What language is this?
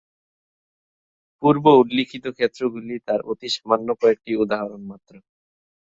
Bangla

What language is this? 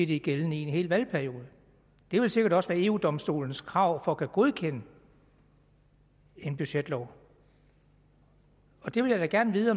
Danish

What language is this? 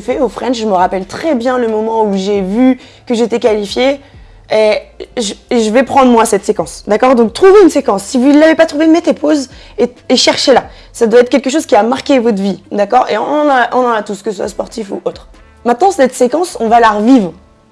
French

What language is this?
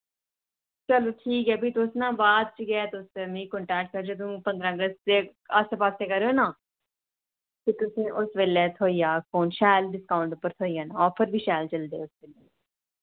Dogri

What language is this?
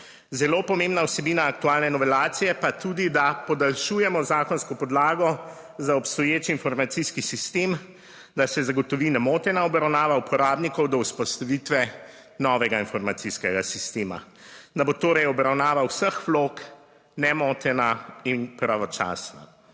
Slovenian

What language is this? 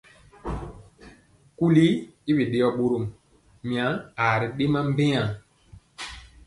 Mpiemo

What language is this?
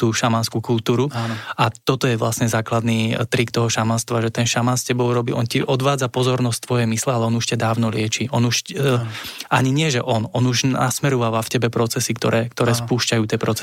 Slovak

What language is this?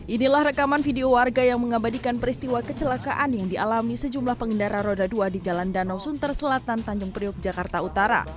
Indonesian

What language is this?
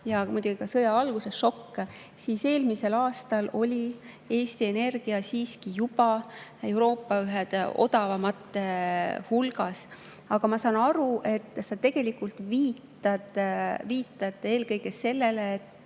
Estonian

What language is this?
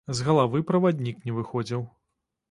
Belarusian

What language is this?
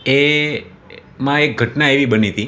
Gujarati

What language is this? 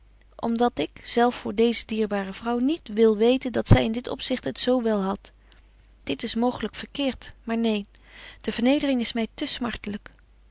Dutch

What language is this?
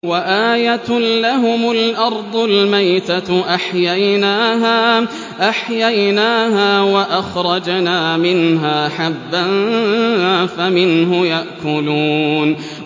Arabic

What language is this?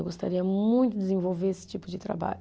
Portuguese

